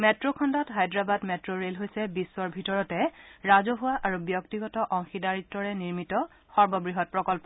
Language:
Assamese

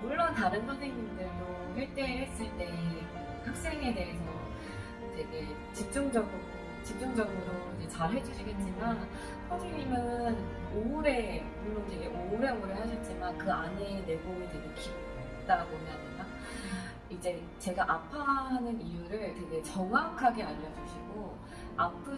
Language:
Korean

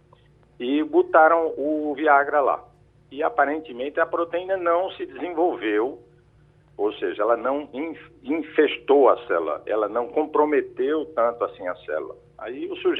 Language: Portuguese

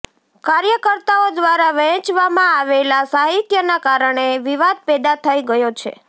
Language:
Gujarati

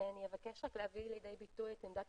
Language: Hebrew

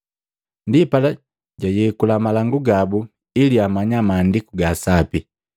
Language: Matengo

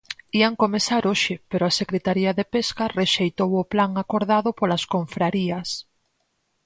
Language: Galician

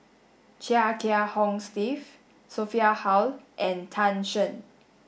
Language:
English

